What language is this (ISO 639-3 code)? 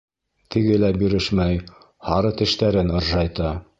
bak